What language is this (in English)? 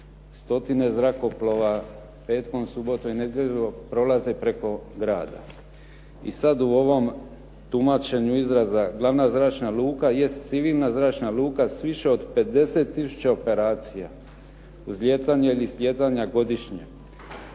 Croatian